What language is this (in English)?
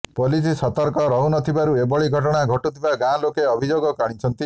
Odia